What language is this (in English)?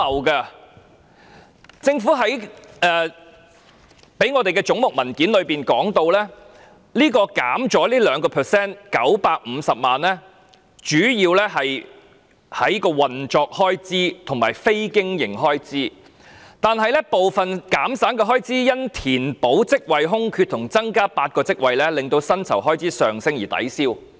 Cantonese